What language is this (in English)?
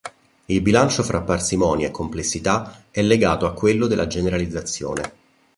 Italian